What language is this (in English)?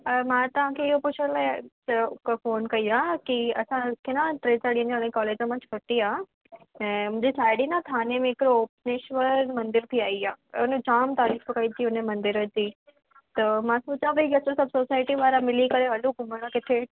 Sindhi